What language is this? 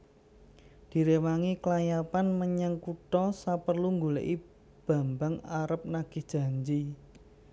Javanese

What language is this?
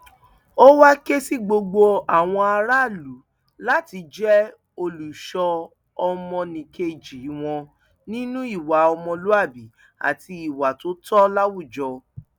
Yoruba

